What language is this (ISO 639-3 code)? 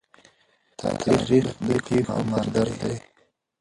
pus